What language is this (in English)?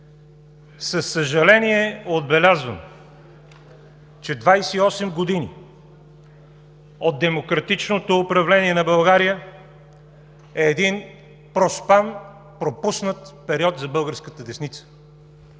Bulgarian